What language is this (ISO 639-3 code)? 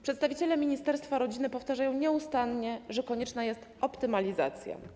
pol